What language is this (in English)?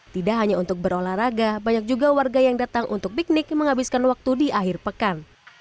Indonesian